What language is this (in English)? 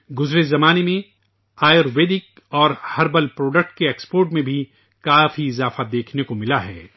Urdu